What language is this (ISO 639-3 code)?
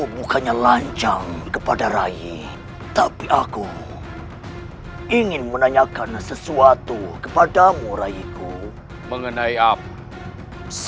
ind